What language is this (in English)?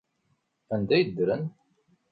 Kabyle